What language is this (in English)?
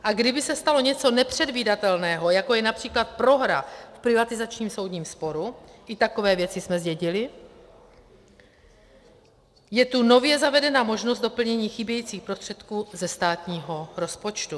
Czech